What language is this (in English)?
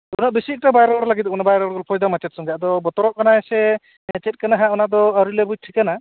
Santali